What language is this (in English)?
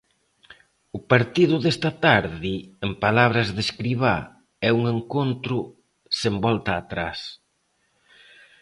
Galician